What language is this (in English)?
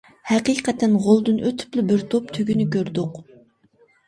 Uyghur